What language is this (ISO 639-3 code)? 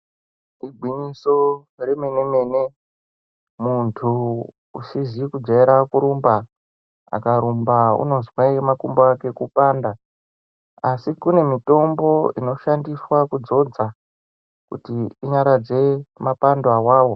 ndc